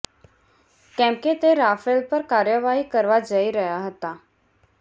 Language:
Gujarati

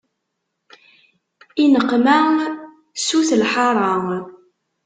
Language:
Kabyle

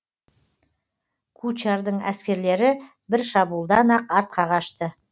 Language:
Kazakh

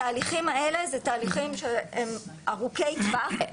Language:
Hebrew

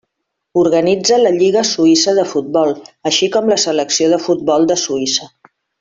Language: Catalan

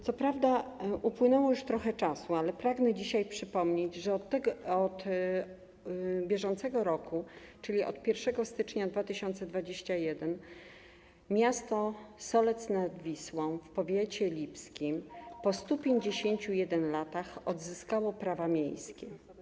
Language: Polish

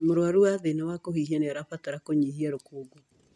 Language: Kikuyu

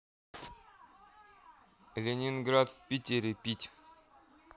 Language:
Russian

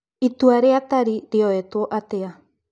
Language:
Kikuyu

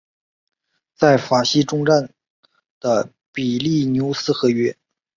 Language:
Chinese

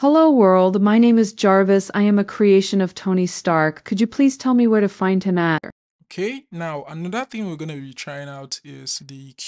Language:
English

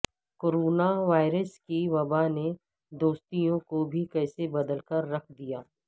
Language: Urdu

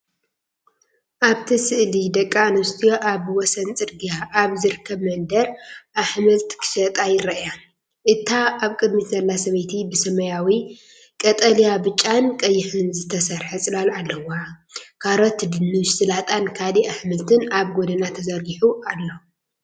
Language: Tigrinya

